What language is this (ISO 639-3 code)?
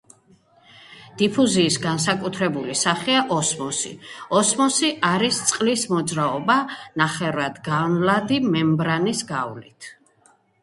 kat